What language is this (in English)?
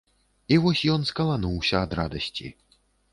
Belarusian